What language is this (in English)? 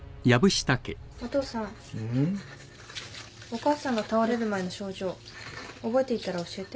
Japanese